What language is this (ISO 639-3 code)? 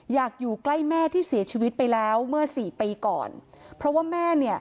tha